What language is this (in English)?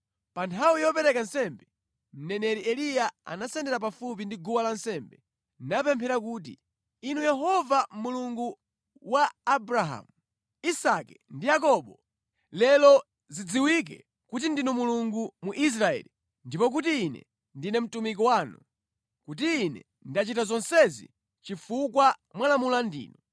Nyanja